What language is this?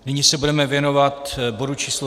Czech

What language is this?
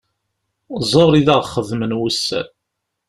Kabyle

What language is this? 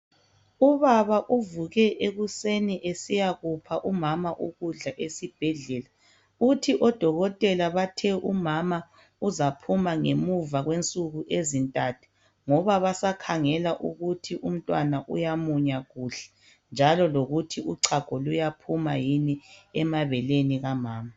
North Ndebele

